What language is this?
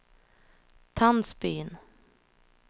Swedish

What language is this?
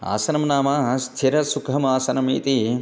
Sanskrit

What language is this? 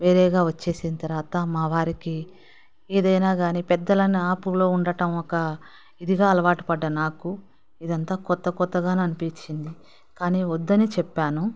Telugu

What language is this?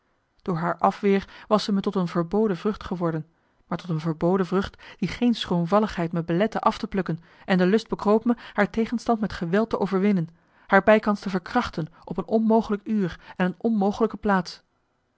Dutch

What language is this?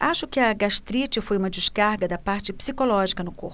Portuguese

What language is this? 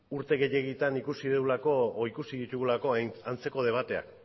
Basque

